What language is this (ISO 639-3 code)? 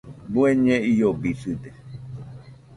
hux